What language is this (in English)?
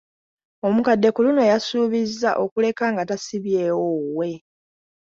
Ganda